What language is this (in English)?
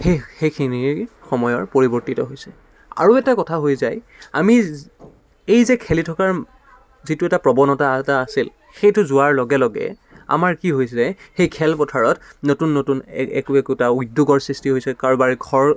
Assamese